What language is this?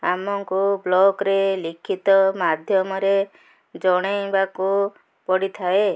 Odia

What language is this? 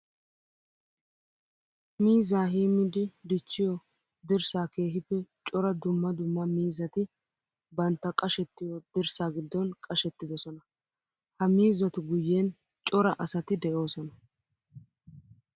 Wolaytta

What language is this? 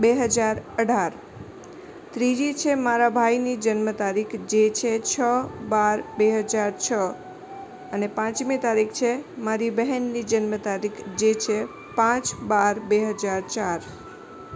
Gujarati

